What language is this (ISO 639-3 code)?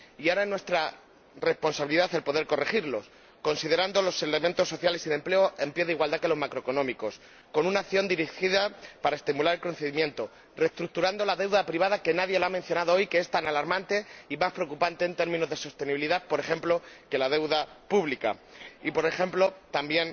spa